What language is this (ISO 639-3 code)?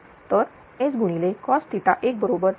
mar